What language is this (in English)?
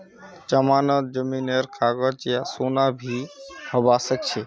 Magahi